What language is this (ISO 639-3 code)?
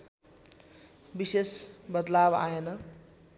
nep